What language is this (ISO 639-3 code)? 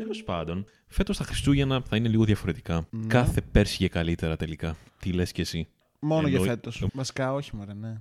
ell